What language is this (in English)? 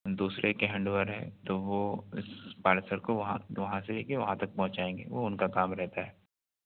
Urdu